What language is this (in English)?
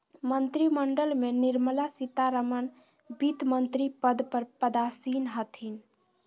Magahi